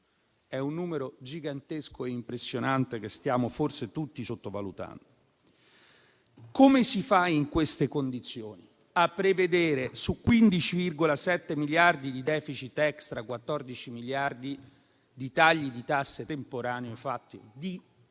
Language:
Italian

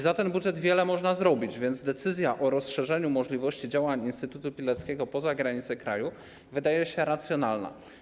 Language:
Polish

